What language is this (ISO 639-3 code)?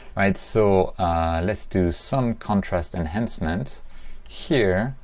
eng